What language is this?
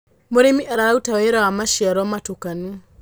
Kikuyu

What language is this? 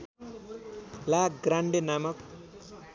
Nepali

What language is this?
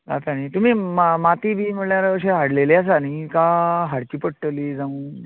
Konkani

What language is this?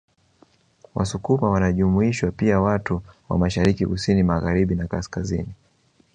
Swahili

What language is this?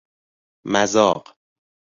Persian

